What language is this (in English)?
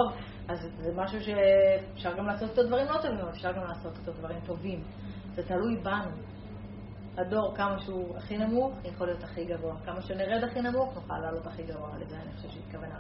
Hebrew